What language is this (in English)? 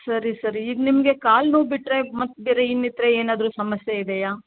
Kannada